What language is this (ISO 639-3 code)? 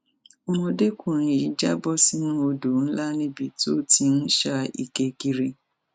yor